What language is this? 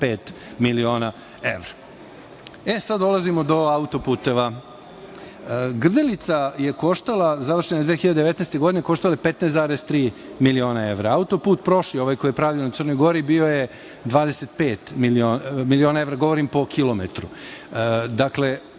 Serbian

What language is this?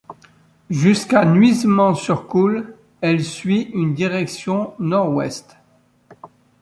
French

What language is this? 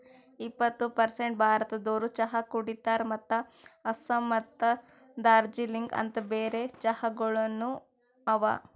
Kannada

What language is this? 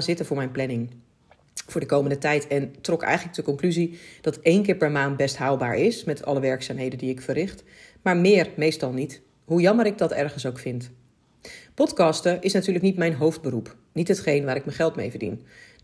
Dutch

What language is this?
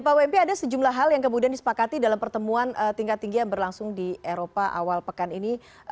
Indonesian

